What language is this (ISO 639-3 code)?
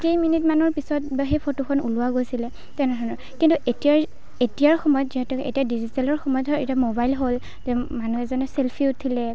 asm